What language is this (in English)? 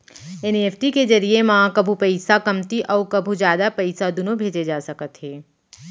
Chhattisgarhi